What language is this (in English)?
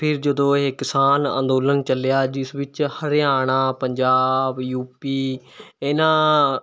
Punjabi